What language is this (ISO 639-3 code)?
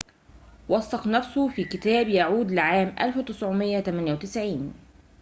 ara